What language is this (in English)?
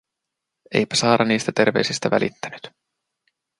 Finnish